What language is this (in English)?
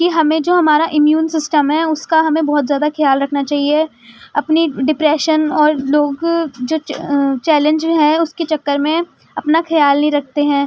Urdu